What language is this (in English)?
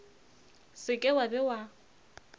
Northern Sotho